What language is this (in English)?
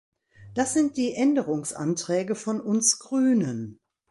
German